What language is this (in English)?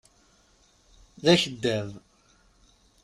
Kabyle